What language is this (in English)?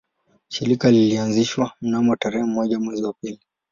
Swahili